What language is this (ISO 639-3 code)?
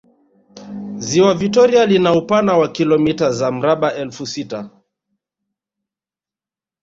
swa